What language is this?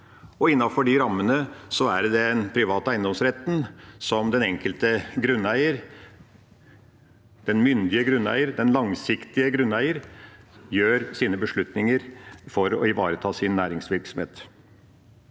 Norwegian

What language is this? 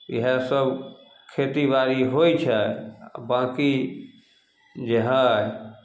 Maithili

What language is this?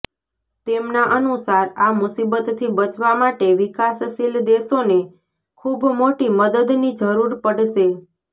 Gujarati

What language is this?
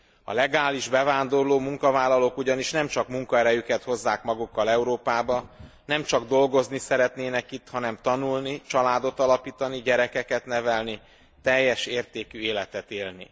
Hungarian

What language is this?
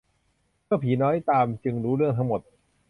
Thai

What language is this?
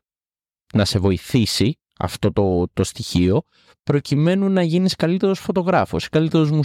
Greek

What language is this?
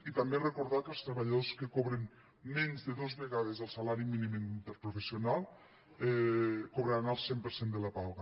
Catalan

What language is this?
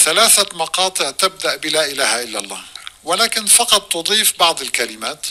Arabic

